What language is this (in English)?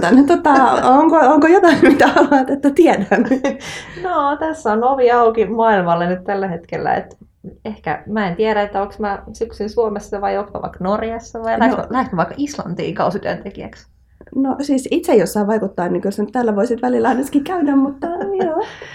Finnish